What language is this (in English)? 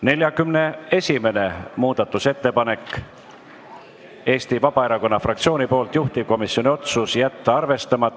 Estonian